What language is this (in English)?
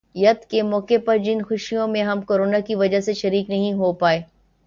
Urdu